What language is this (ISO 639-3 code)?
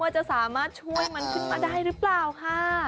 tha